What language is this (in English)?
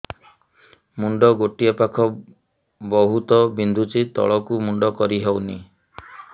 Odia